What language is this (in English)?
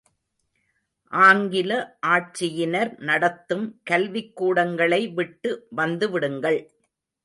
Tamil